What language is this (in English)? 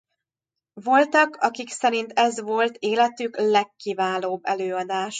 Hungarian